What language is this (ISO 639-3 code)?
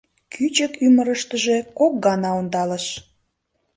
chm